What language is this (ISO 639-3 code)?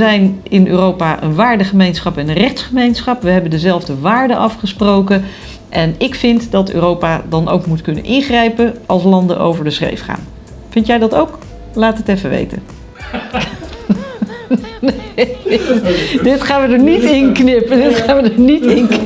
nld